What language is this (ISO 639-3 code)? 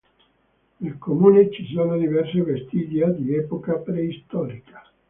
ita